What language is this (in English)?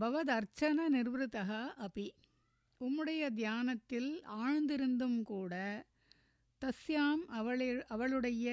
Tamil